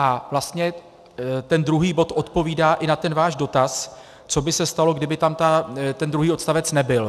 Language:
Czech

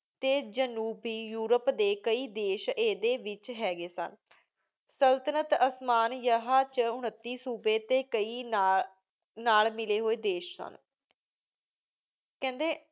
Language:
Punjabi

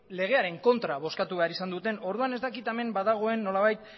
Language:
Basque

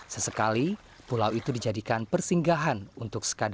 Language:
Indonesian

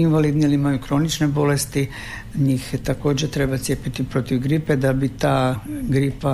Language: Croatian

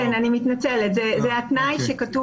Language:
Hebrew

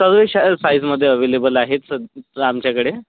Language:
Marathi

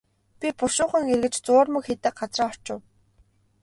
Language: Mongolian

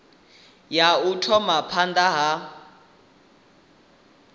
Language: Venda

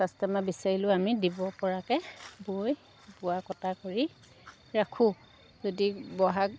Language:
Assamese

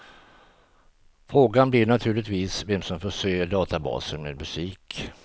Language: Swedish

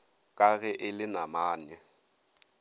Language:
Northern Sotho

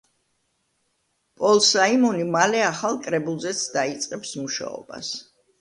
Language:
Georgian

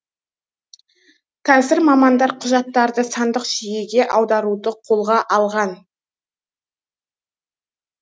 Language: Kazakh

